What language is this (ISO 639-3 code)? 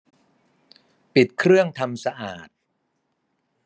tha